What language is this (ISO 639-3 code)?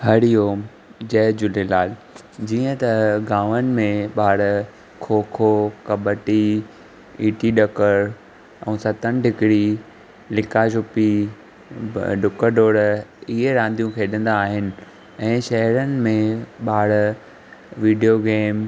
snd